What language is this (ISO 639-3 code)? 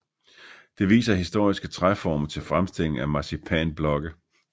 dan